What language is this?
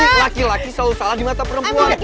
Indonesian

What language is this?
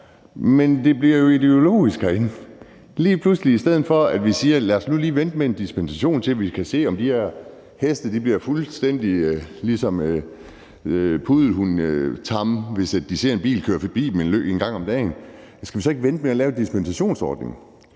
Danish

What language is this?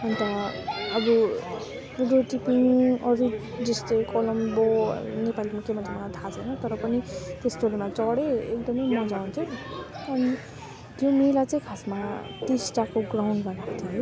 Nepali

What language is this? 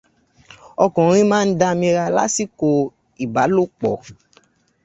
Yoruba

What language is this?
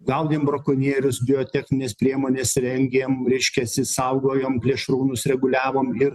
Lithuanian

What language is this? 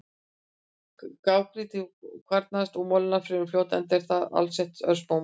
Icelandic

